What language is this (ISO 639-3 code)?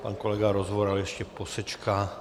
ces